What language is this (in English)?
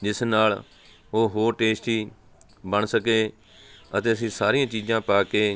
Punjabi